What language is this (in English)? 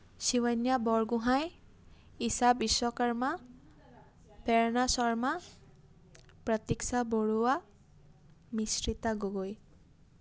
Assamese